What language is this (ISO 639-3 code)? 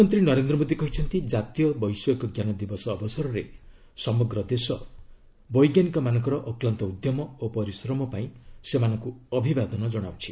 ori